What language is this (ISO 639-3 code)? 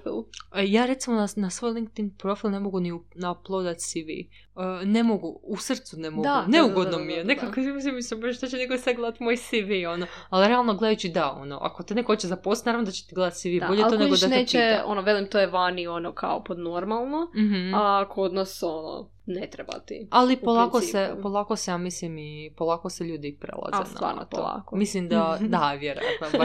hrv